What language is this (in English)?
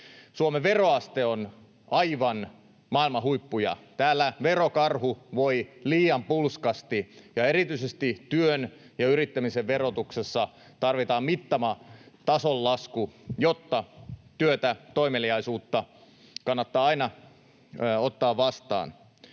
Finnish